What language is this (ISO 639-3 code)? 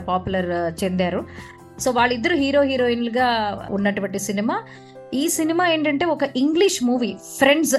tel